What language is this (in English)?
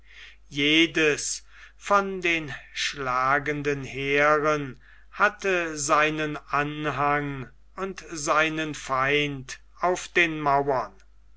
German